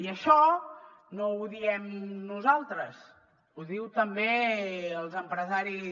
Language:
Catalan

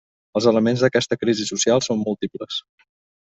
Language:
Catalan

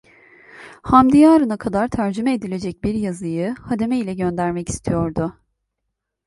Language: Turkish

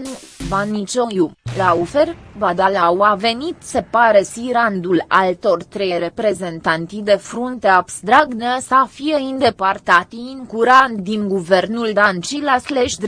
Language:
Romanian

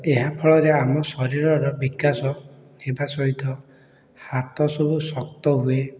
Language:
Odia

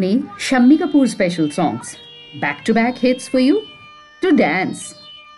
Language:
Hindi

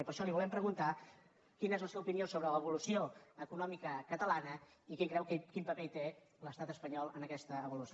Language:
Catalan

